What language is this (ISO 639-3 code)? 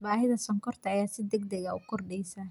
som